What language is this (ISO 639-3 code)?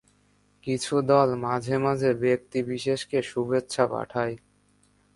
ben